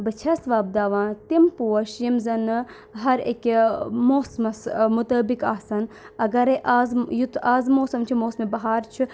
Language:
Kashmiri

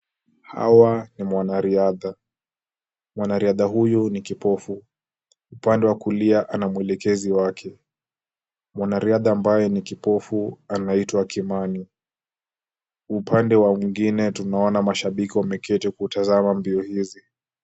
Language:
Swahili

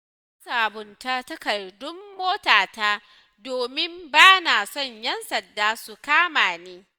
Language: Hausa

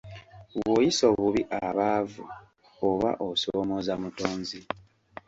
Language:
Ganda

